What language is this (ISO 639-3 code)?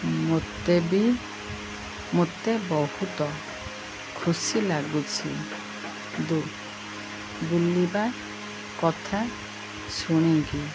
ori